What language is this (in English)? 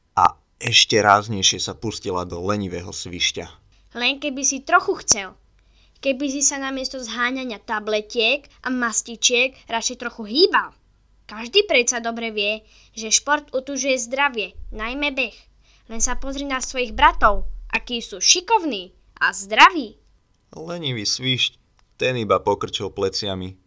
Slovak